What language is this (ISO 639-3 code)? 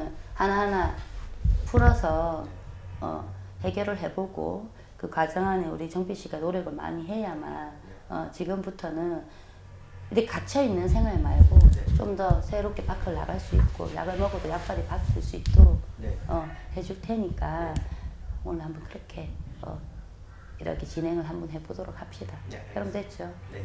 kor